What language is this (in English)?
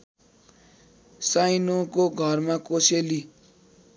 Nepali